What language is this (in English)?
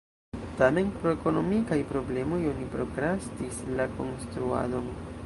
Esperanto